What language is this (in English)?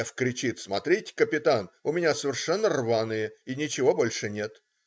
Russian